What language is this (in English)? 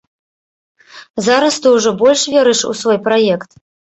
Belarusian